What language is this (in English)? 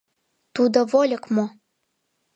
Mari